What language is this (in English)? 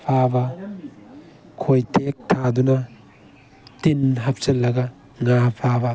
Manipuri